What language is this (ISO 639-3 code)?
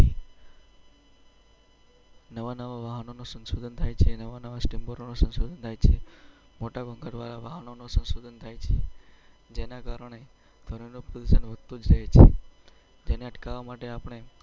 guj